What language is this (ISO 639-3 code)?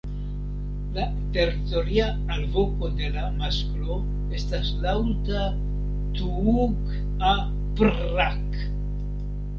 epo